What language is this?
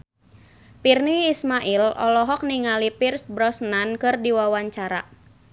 Sundanese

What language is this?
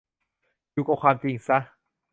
Thai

